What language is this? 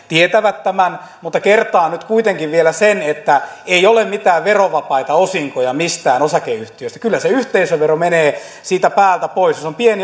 Finnish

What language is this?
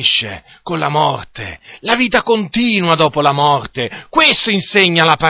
Italian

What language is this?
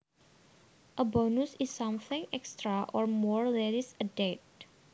Javanese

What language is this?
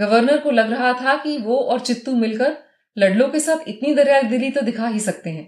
Hindi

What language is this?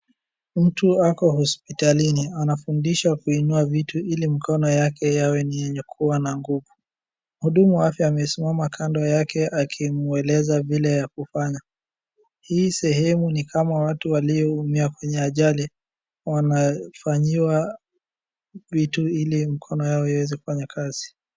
Swahili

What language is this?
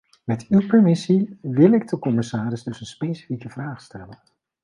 Dutch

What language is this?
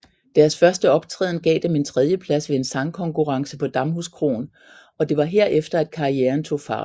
Danish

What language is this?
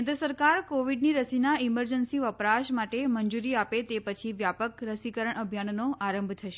Gujarati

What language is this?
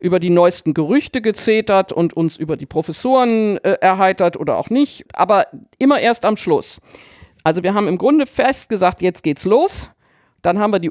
German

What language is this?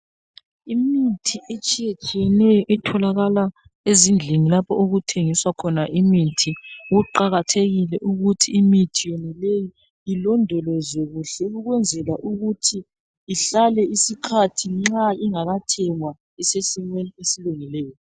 North Ndebele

